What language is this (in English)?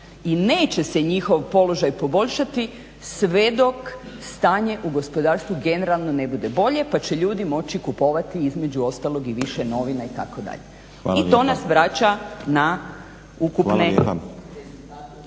Croatian